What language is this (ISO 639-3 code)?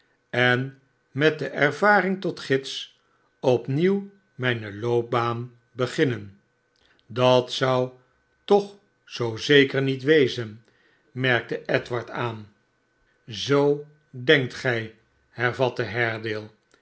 nld